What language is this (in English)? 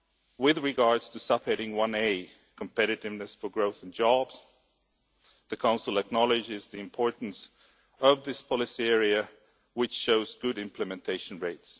English